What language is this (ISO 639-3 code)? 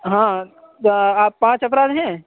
urd